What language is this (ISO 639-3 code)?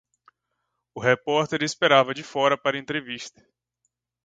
por